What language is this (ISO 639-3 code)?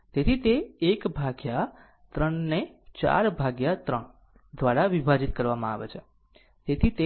guj